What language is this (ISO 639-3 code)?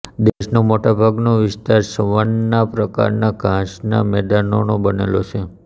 guj